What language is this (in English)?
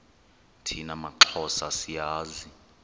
Xhosa